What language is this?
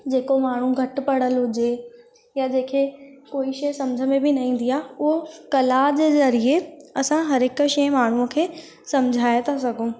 Sindhi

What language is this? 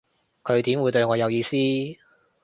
Cantonese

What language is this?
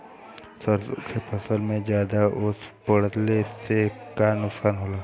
Bhojpuri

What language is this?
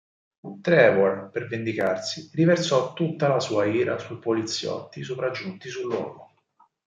Italian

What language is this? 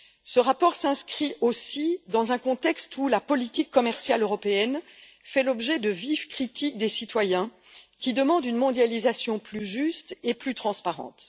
French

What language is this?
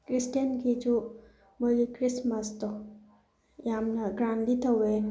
Manipuri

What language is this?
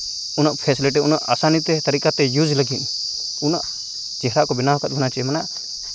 Santali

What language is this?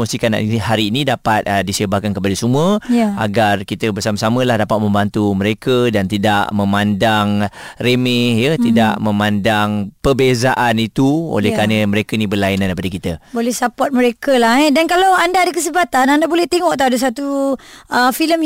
Malay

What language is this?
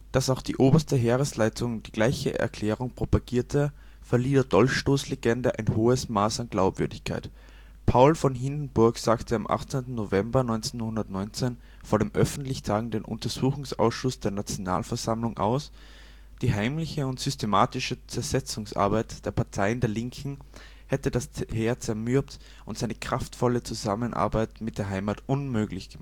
German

